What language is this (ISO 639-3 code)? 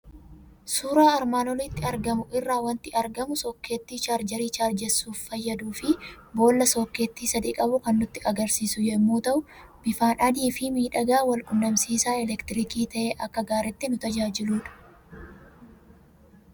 orm